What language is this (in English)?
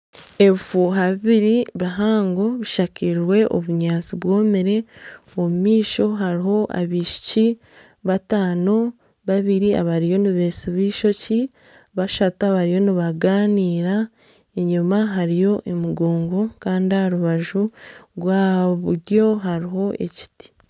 Nyankole